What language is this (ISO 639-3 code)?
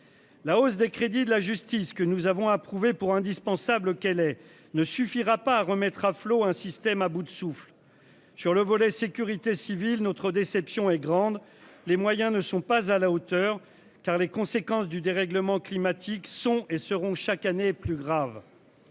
fra